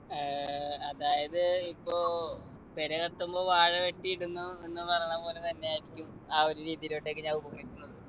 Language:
Malayalam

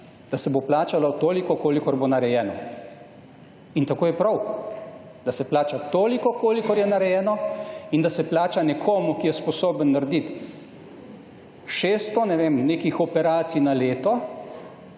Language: Slovenian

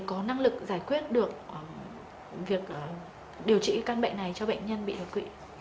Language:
Vietnamese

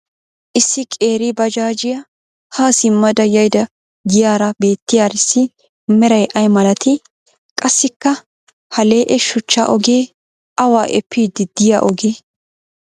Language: Wolaytta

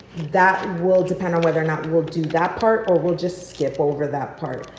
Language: English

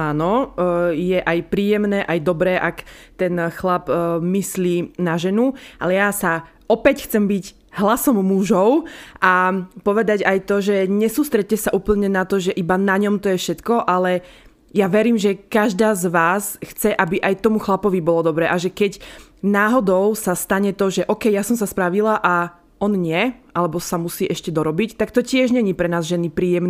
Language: Slovak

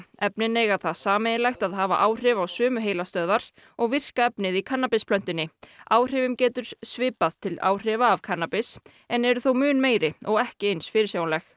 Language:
Icelandic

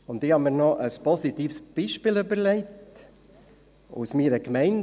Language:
Swiss German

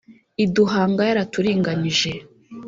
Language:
Kinyarwanda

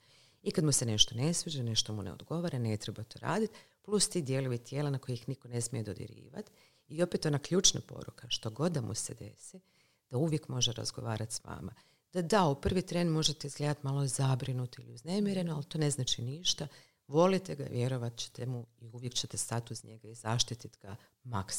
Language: Croatian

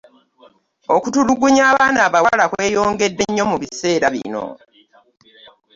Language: Ganda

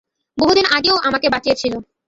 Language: Bangla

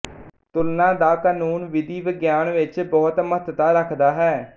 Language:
Punjabi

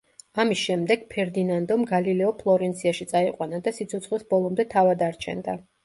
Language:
Georgian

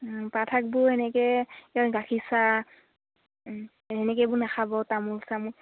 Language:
Assamese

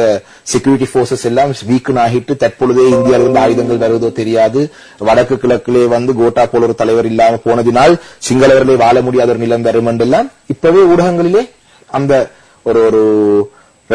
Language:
Romanian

